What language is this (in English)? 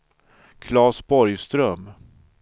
Swedish